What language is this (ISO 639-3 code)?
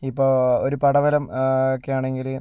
mal